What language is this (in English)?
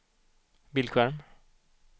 Swedish